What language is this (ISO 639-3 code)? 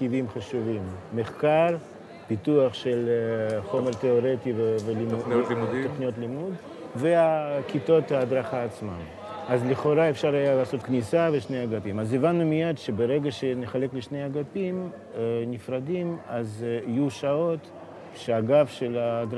heb